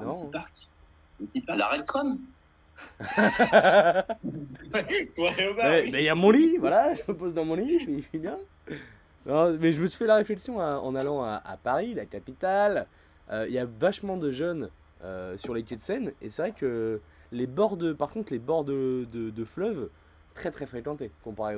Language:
French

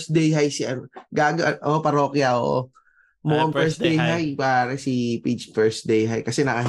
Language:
Filipino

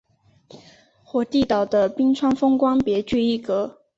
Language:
Chinese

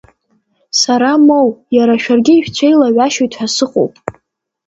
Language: Abkhazian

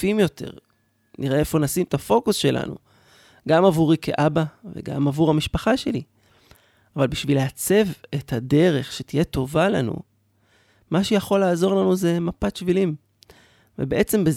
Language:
Hebrew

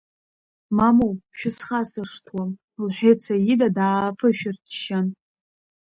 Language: Abkhazian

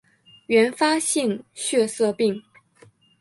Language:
Chinese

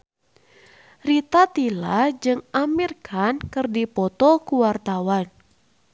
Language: Sundanese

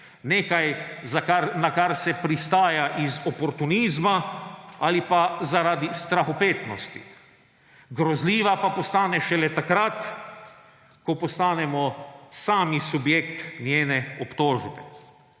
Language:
Slovenian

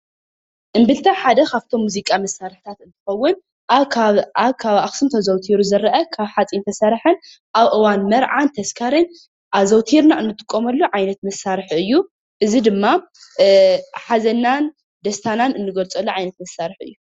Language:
Tigrinya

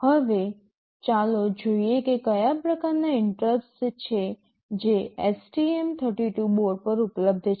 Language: Gujarati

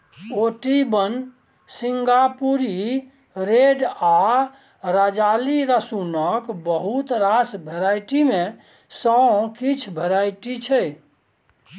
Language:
Maithili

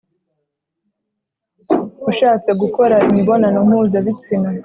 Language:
Kinyarwanda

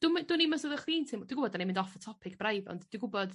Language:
Welsh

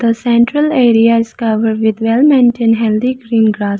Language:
English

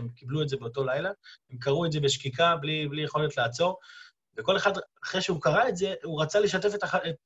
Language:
Hebrew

